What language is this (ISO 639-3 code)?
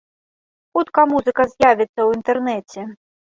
bel